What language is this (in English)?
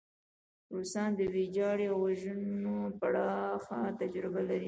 Pashto